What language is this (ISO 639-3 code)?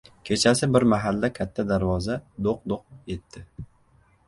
uzb